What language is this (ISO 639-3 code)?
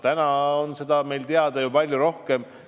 est